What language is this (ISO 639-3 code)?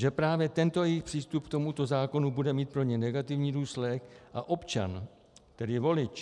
ces